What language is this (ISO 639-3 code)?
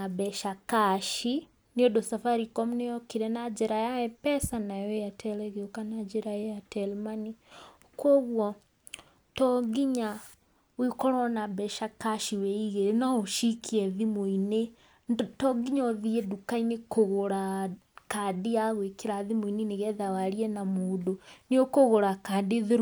kik